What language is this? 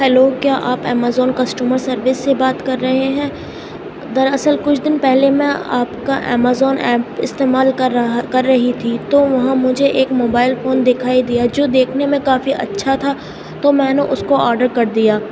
Urdu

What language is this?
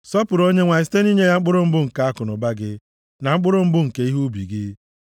Igbo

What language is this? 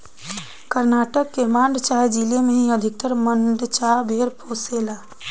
Bhojpuri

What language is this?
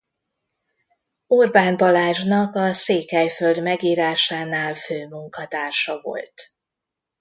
Hungarian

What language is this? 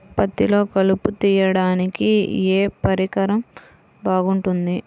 Telugu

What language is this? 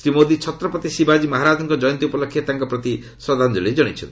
Odia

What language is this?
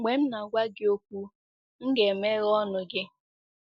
Igbo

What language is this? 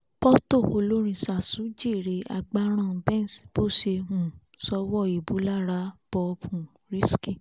Yoruba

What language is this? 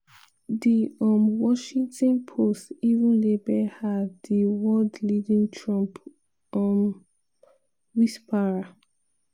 Nigerian Pidgin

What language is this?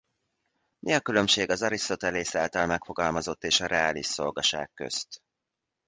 Hungarian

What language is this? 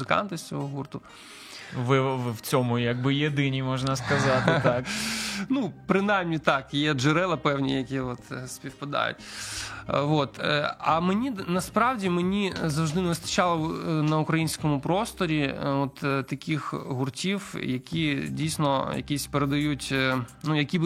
Ukrainian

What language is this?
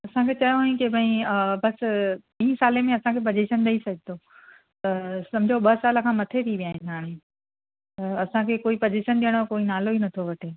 Sindhi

